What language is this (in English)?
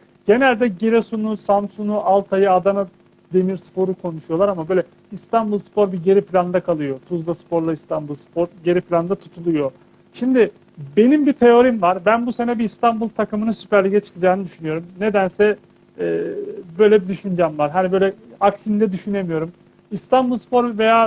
Turkish